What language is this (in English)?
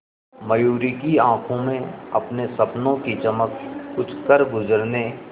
Hindi